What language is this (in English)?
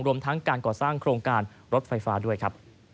Thai